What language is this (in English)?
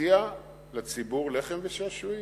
Hebrew